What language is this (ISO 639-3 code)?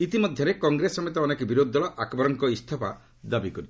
ori